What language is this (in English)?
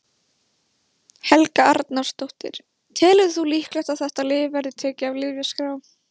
Icelandic